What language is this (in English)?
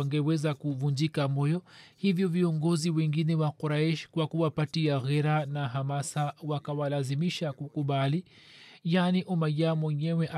Swahili